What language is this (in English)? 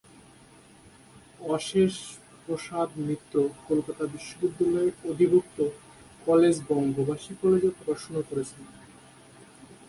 Bangla